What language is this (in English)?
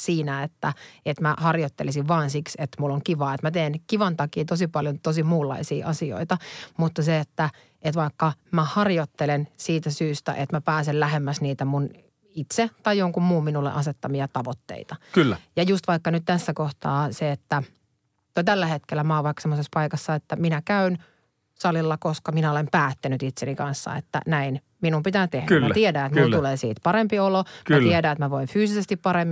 Finnish